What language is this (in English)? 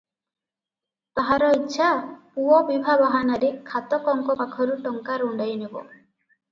Odia